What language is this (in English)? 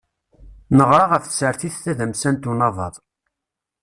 Kabyle